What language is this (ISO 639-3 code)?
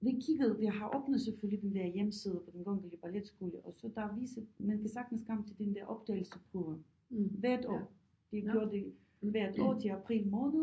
dan